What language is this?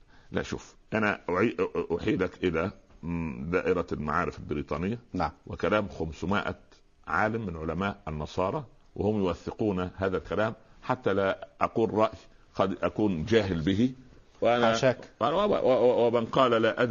Arabic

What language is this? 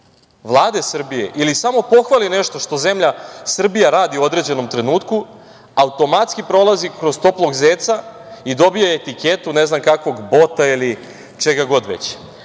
Serbian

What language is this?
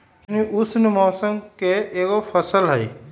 Magahi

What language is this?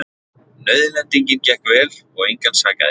Icelandic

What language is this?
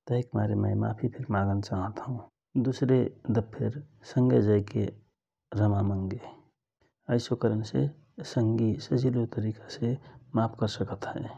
Rana Tharu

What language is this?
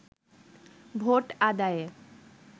Bangla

